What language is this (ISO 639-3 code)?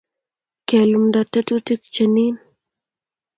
kln